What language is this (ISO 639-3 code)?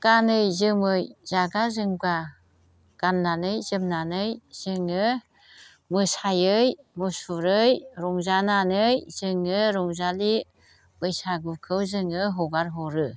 brx